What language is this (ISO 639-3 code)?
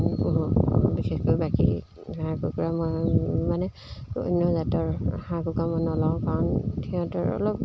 asm